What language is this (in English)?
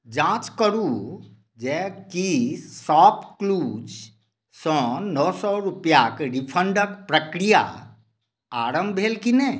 Maithili